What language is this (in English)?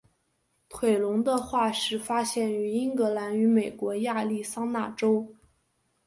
Chinese